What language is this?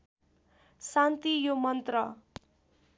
Nepali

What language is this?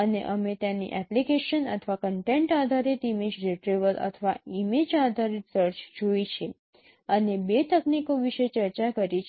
Gujarati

